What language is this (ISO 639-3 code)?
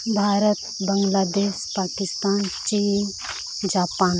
sat